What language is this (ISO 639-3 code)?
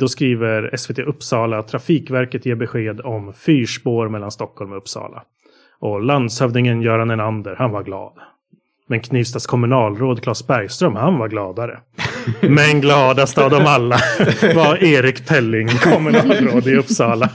swe